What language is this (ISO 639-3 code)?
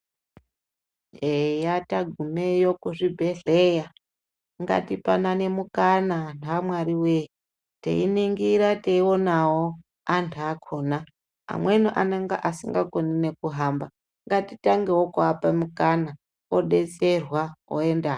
ndc